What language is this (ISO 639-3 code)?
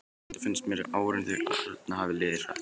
isl